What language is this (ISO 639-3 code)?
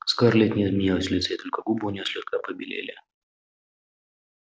rus